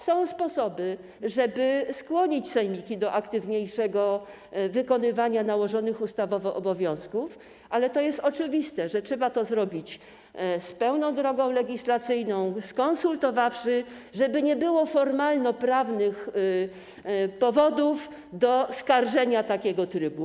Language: Polish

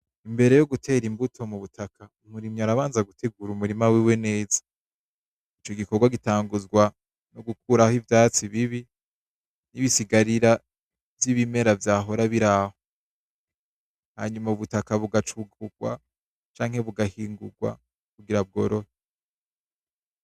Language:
Rundi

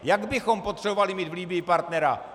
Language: Czech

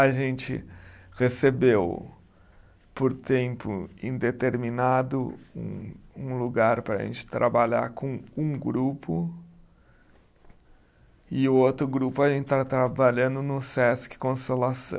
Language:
Portuguese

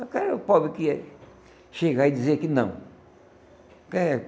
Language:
Portuguese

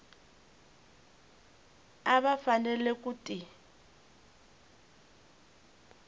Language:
Tsonga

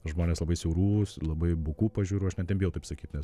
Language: Lithuanian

